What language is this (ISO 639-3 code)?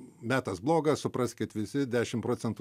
lit